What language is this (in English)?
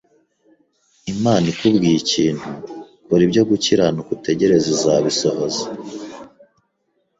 Kinyarwanda